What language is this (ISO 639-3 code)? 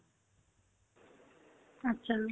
asm